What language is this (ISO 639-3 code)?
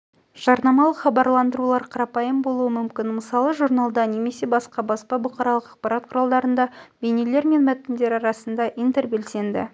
kaz